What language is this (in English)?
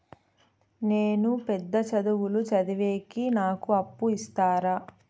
Telugu